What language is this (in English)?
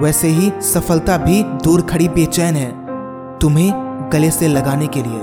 Hindi